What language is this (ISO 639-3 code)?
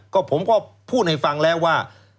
tha